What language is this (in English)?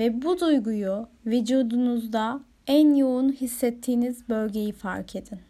Turkish